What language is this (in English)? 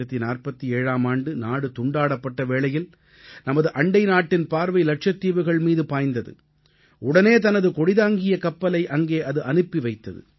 Tamil